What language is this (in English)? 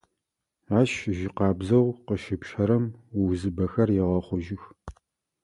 Adyghe